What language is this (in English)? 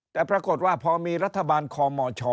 Thai